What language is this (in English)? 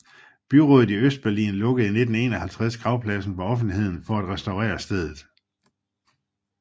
Danish